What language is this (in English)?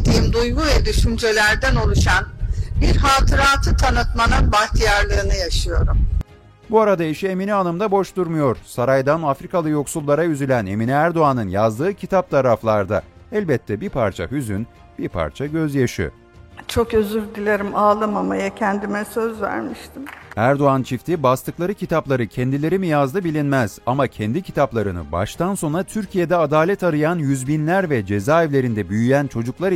Turkish